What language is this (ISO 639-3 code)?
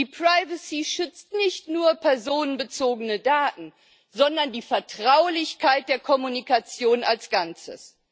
deu